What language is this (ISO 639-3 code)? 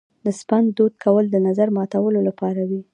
pus